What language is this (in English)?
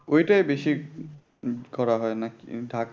Bangla